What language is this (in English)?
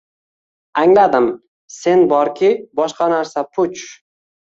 Uzbek